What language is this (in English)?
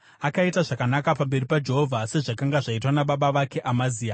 Shona